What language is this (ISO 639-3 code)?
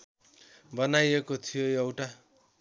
nep